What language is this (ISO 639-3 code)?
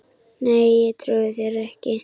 isl